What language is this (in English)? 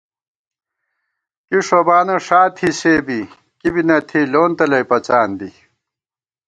Gawar-Bati